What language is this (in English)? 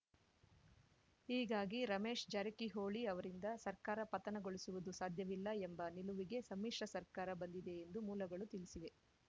Kannada